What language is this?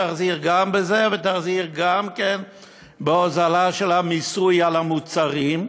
Hebrew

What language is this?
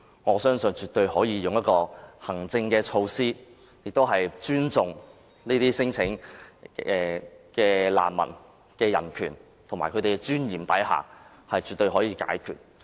Cantonese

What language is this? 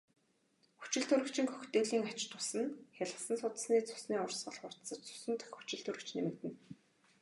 Mongolian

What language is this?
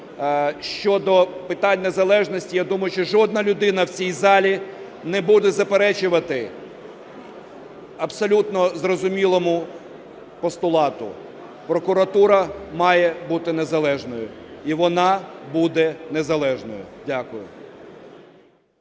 Ukrainian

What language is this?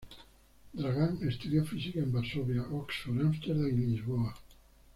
Spanish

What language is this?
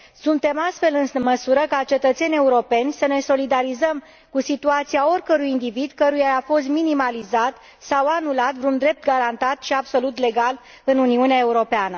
Romanian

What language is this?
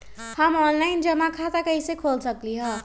Magahi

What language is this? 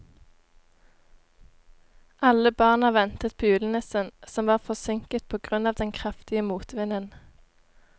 Norwegian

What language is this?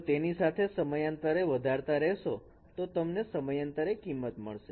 Gujarati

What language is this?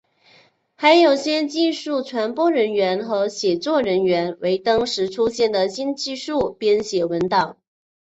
Chinese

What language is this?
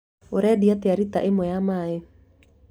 Kikuyu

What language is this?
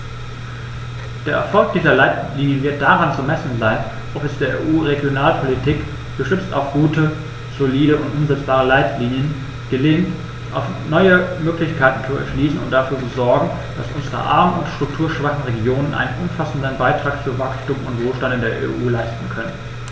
German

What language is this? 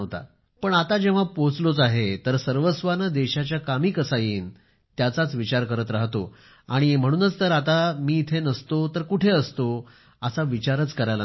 Marathi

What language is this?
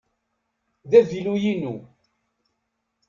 Kabyle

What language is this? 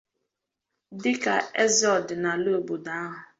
Igbo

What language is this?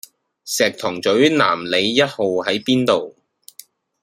Cantonese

